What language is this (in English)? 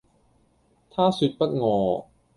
Cantonese